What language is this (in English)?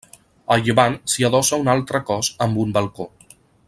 Catalan